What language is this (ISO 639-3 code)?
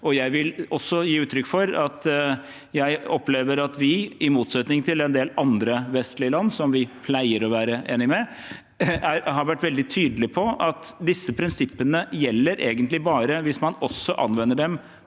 nor